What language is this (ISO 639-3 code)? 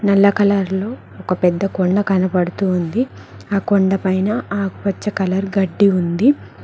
tel